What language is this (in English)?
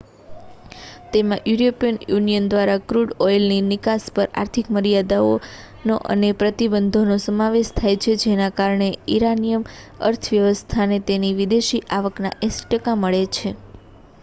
Gujarati